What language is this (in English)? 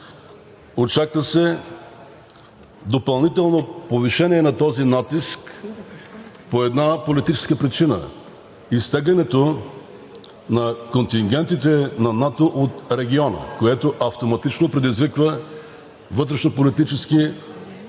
Bulgarian